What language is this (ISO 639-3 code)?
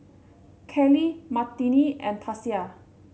eng